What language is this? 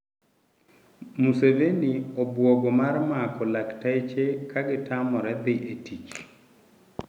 Luo (Kenya and Tanzania)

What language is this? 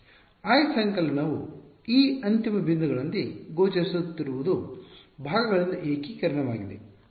Kannada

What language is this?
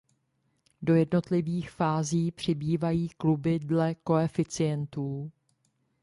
Czech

